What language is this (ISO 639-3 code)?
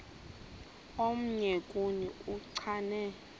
xho